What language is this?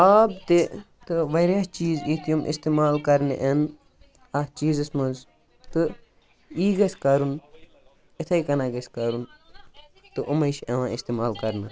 Kashmiri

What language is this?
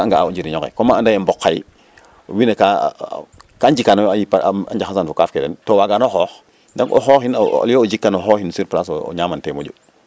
Serer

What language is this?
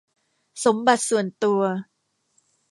Thai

